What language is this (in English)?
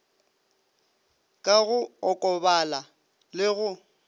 Northern Sotho